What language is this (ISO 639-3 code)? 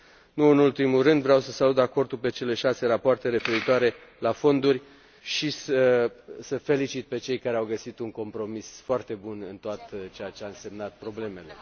ron